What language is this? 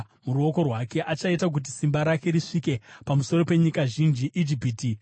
Shona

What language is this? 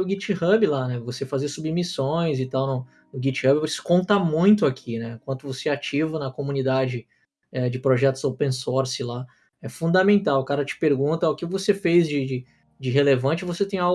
Portuguese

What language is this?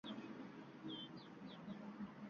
Uzbek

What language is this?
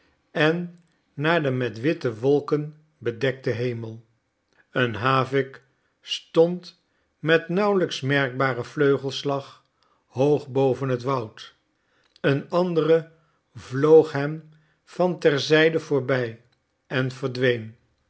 Dutch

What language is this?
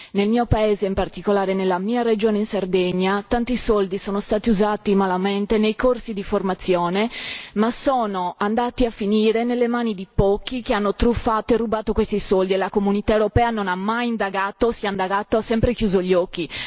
Italian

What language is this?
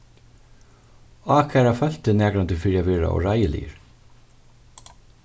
Faroese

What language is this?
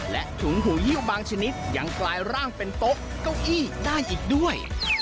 Thai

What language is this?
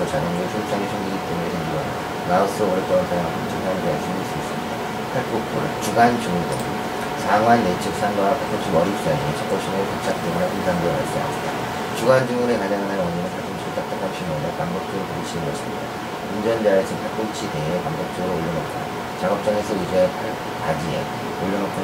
Korean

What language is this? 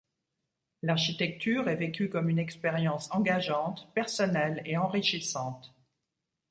French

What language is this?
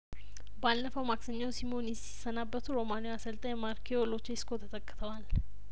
Amharic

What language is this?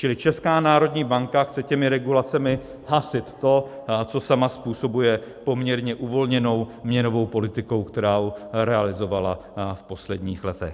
Czech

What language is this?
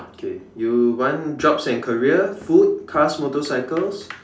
English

